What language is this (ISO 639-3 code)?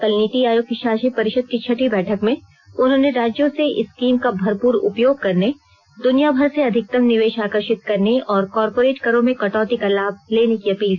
hin